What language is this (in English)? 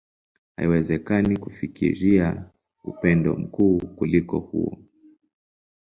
Swahili